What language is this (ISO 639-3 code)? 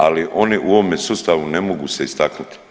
hrv